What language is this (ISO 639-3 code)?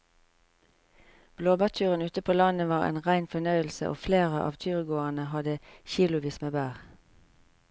nor